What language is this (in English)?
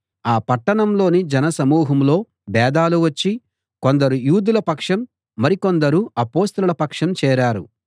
Telugu